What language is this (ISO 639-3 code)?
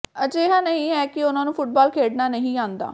pan